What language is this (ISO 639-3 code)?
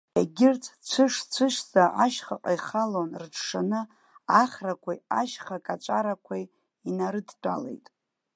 abk